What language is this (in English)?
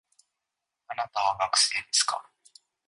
Japanese